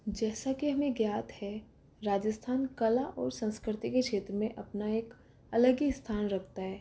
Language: Hindi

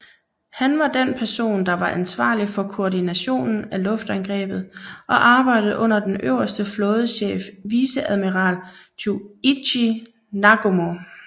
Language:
Danish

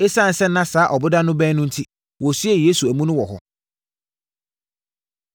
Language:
Akan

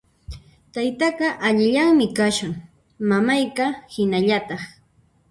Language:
Puno Quechua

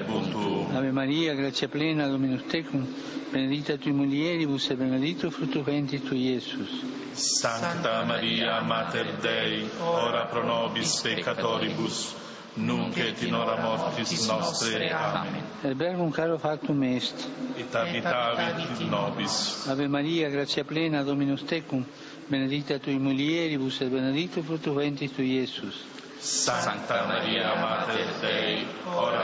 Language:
Slovak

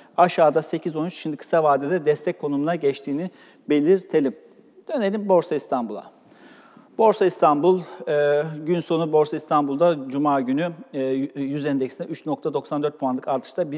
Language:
Turkish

